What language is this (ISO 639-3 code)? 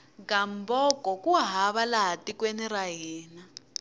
tso